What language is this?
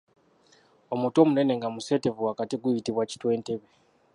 Ganda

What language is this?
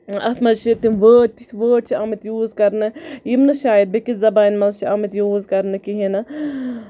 Kashmiri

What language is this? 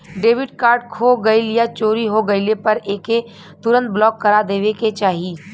Bhojpuri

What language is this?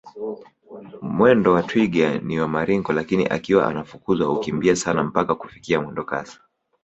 Swahili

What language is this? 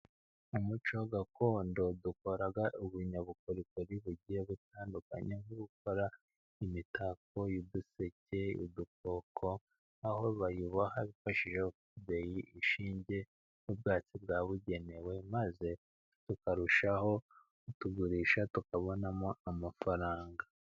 Kinyarwanda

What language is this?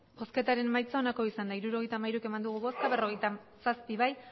Basque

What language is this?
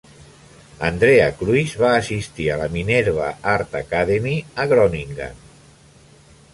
Catalan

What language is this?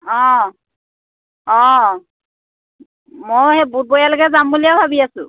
Assamese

